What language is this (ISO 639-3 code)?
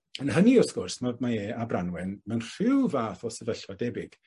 cym